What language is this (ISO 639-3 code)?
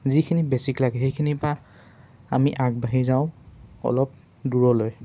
asm